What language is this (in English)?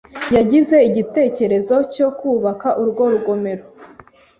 Kinyarwanda